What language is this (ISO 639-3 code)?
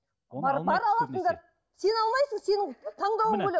kaz